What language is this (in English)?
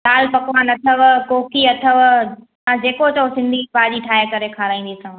Sindhi